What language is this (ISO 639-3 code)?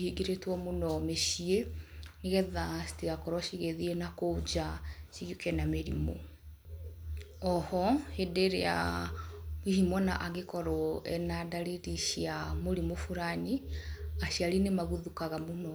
kik